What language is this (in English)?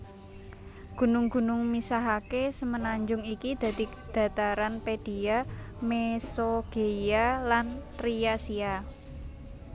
Javanese